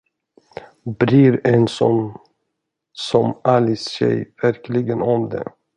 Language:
Swedish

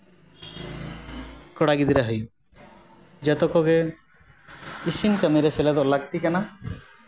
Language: Santali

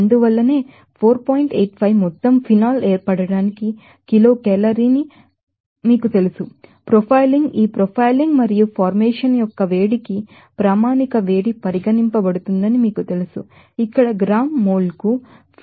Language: Telugu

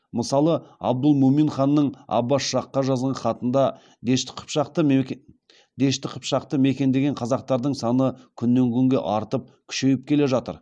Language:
Kazakh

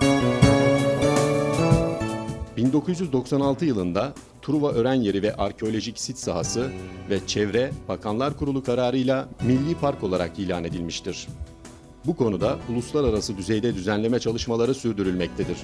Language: Turkish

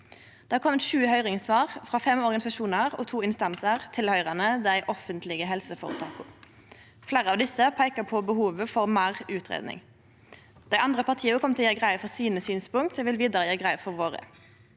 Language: Norwegian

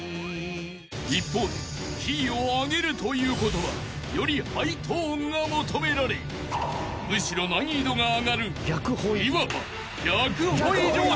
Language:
Japanese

